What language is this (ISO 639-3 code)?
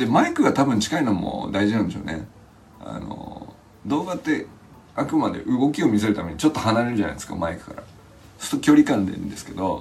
jpn